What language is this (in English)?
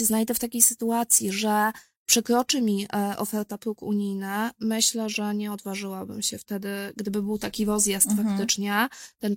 Polish